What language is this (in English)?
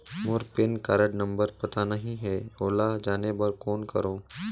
Chhattisgarhi